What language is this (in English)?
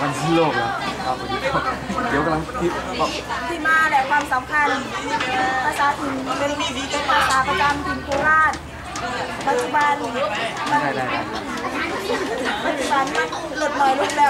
Thai